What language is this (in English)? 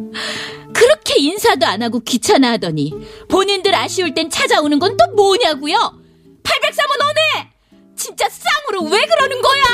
Korean